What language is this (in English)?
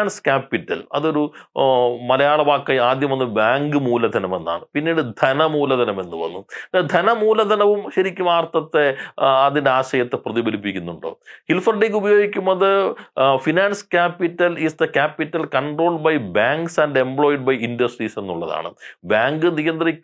Malayalam